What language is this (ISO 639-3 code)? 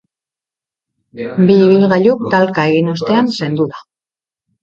eus